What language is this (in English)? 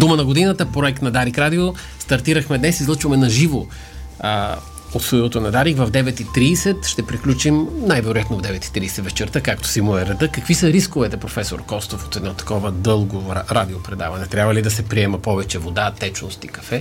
Bulgarian